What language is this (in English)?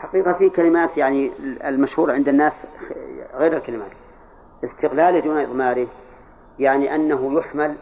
Arabic